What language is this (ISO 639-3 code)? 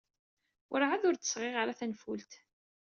kab